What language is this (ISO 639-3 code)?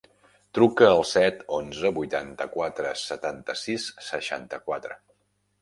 cat